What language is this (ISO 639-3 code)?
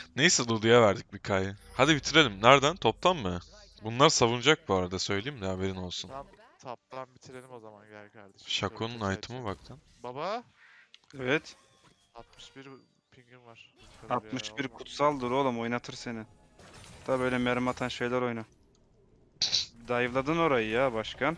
tur